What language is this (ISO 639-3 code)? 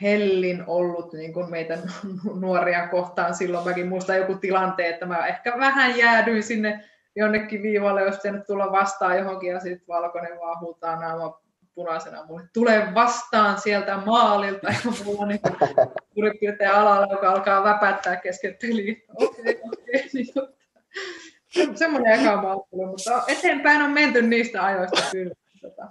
fin